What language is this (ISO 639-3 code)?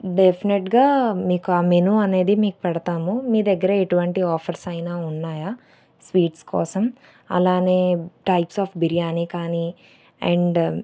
tel